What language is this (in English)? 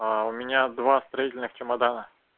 Russian